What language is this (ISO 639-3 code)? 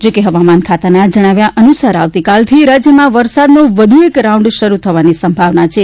guj